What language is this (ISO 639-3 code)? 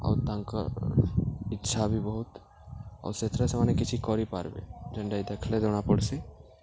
ori